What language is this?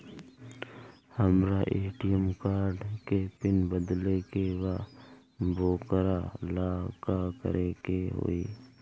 Bhojpuri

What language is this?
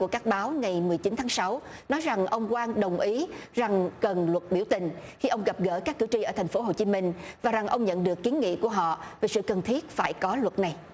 Vietnamese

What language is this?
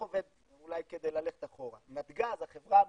Hebrew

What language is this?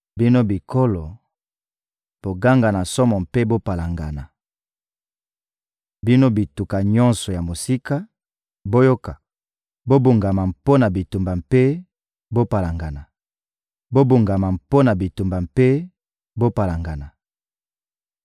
Lingala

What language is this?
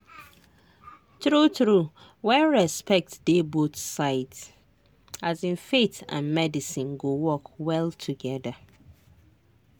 Nigerian Pidgin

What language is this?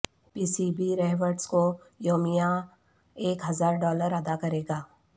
Urdu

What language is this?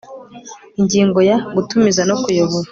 Kinyarwanda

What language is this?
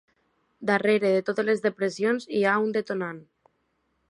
Catalan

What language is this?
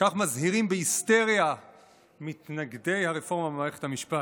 Hebrew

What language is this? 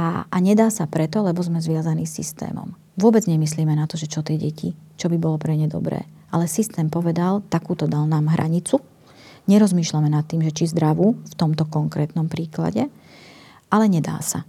Slovak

